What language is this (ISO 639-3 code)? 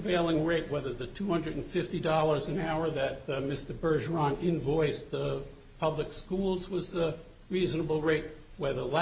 eng